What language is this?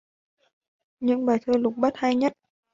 Vietnamese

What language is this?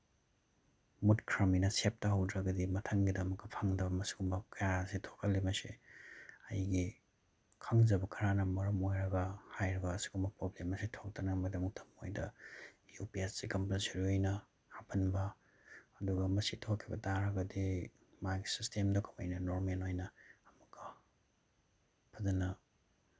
Manipuri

